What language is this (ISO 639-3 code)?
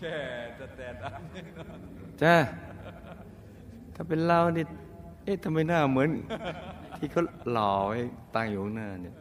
tha